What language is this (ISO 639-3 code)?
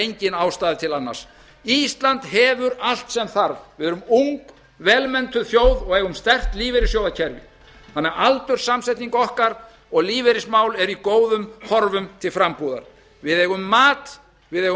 isl